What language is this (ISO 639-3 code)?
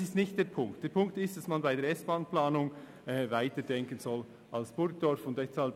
gsw